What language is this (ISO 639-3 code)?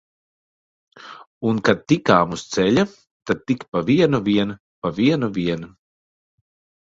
lav